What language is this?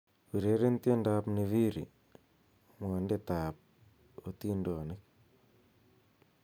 Kalenjin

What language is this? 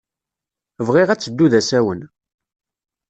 Kabyle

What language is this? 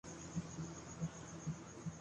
Urdu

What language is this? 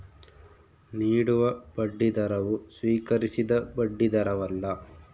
Kannada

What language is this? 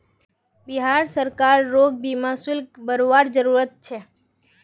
Magahi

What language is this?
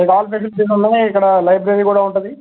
Telugu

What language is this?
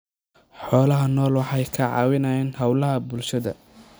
Somali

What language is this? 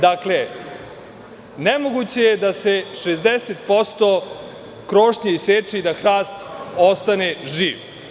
Serbian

